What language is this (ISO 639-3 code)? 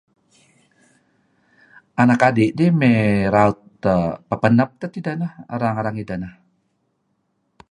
kzi